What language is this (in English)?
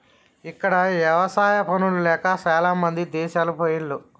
Telugu